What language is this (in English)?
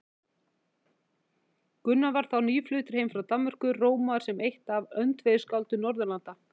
Icelandic